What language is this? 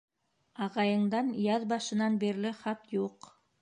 Bashkir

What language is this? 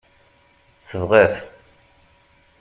Kabyle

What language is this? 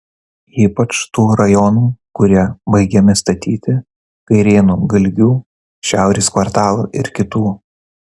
Lithuanian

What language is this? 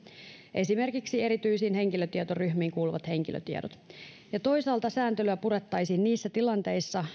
Finnish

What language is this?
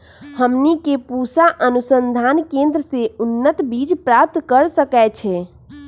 Magahi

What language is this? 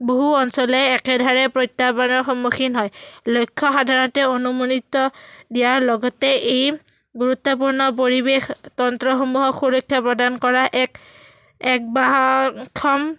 Assamese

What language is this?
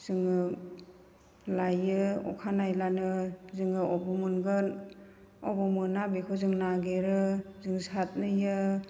Bodo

